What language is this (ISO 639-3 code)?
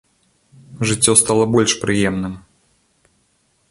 bel